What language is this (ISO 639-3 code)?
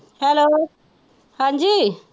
pan